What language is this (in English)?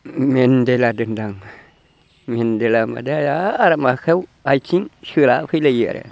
Bodo